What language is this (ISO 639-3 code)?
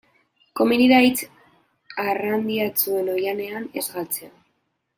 eus